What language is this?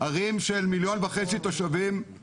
Hebrew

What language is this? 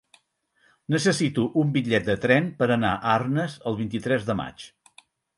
Catalan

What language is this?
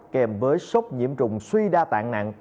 Vietnamese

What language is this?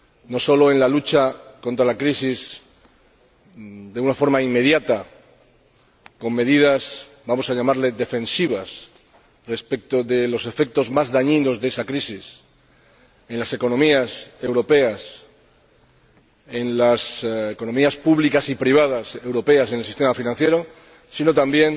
Spanish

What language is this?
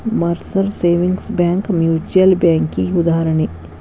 Kannada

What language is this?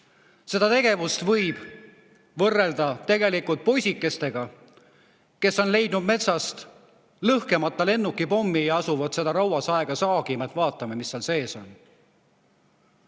Estonian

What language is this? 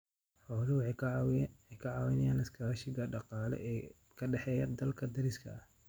Somali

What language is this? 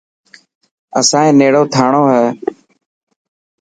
Dhatki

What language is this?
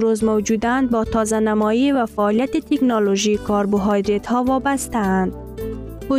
Persian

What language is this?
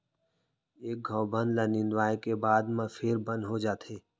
Chhattisgarhi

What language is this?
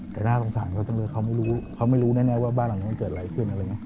Thai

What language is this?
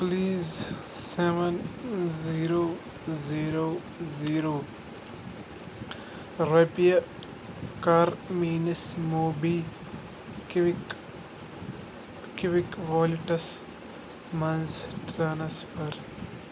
Kashmiri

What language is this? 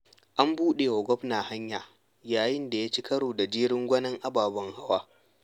Hausa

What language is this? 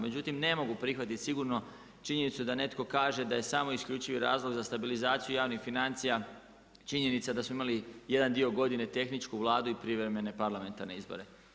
Croatian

